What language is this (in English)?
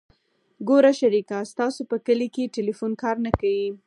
Pashto